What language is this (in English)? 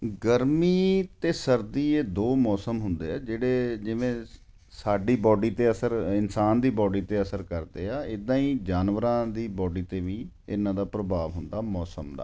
Punjabi